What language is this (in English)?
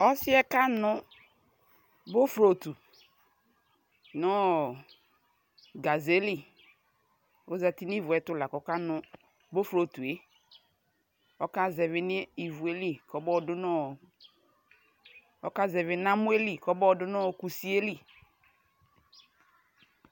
Ikposo